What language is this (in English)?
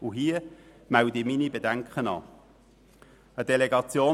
Swiss German